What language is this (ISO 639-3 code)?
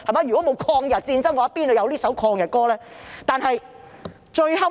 yue